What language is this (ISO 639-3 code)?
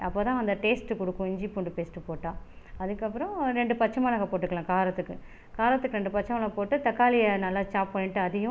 tam